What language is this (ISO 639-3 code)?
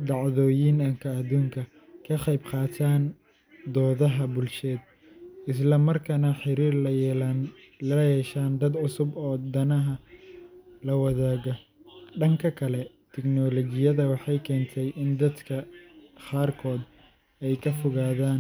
som